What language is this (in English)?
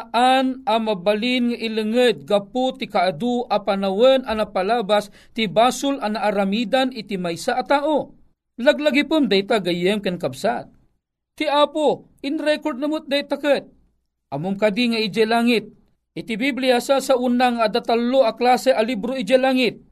Filipino